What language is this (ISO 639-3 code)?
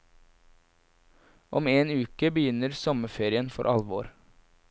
nor